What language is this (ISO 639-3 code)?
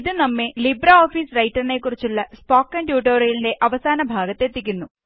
mal